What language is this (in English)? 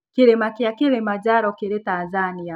Kikuyu